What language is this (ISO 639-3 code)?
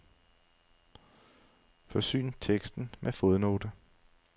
dan